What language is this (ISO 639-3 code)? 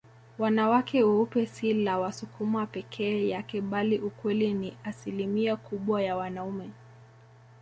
swa